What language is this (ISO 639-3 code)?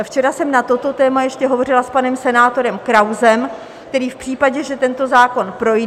ces